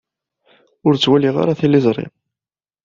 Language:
Kabyle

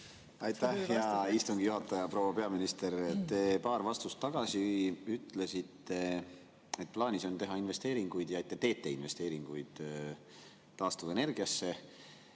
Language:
Estonian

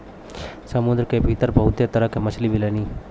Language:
Bhojpuri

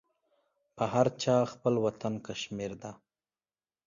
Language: Pashto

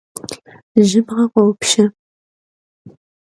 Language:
Kabardian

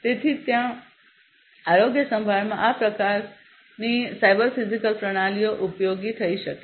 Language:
Gujarati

